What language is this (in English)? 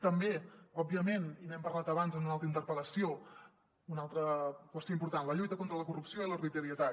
Catalan